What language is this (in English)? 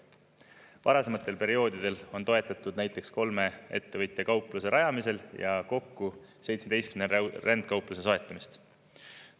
Estonian